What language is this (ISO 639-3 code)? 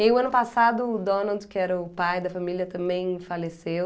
por